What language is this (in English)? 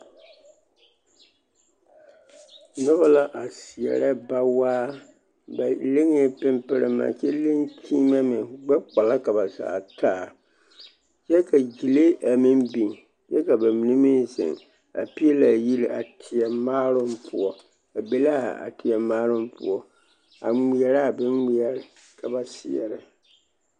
Southern Dagaare